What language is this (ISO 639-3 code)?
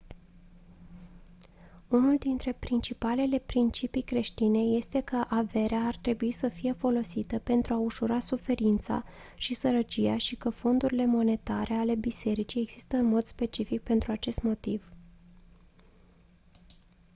ron